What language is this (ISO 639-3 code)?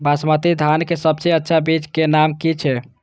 mai